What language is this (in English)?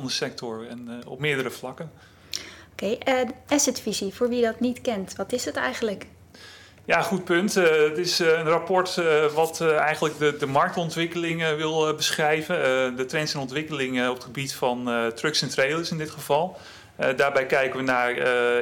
Dutch